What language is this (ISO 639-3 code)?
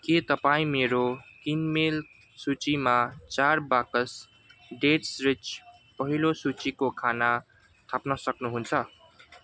nep